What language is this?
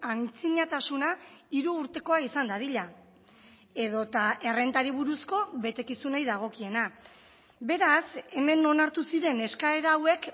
Basque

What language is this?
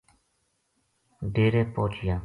Gujari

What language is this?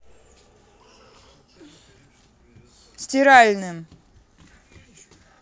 Russian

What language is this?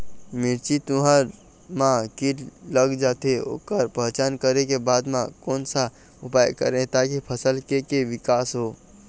Chhattisgarhi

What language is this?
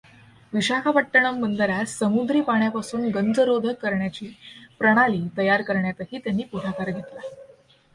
Marathi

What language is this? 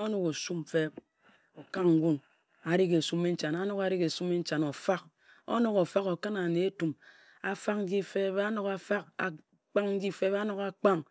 Ejagham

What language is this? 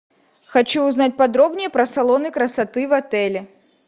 Russian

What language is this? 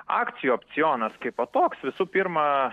Lithuanian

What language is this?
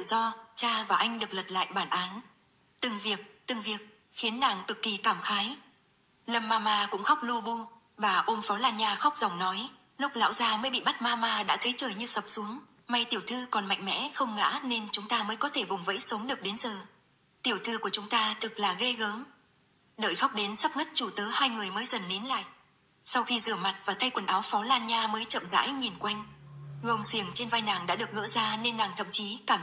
Vietnamese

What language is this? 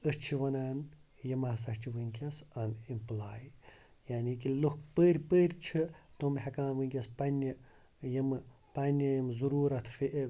Kashmiri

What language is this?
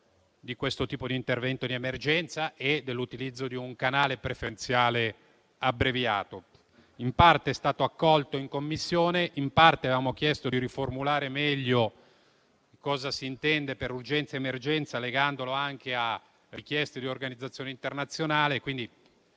Italian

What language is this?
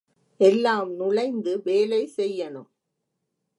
Tamil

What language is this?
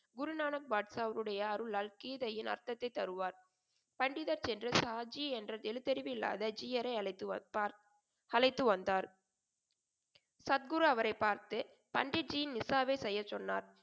Tamil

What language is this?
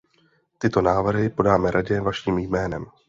Czech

